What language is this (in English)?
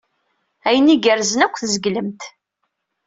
Kabyle